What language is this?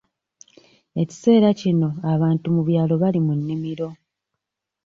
Ganda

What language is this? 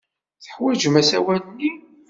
Kabyle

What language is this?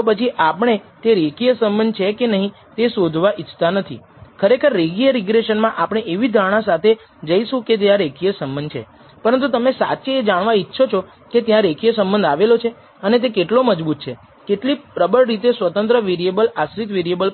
Gujarati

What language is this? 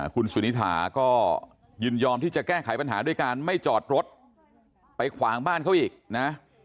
Thai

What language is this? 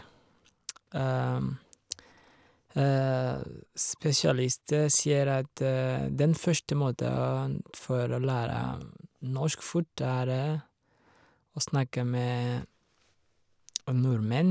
Norwegian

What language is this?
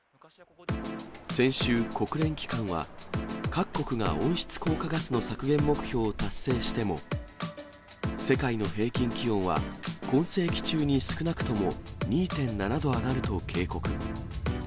Japanese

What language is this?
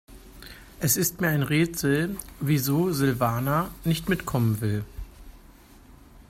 German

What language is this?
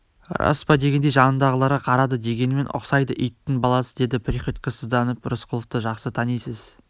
Kazakh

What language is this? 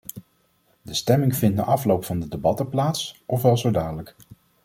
Dutch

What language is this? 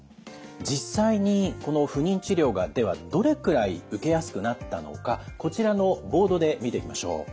Japanese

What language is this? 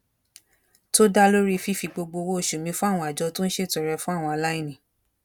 Yoruba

